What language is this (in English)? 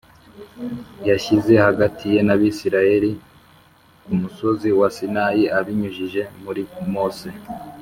Kinyarwanda